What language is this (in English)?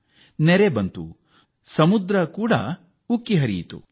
Kannada